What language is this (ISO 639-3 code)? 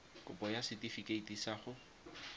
tsn